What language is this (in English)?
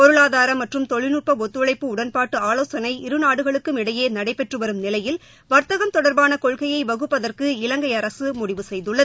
Tamil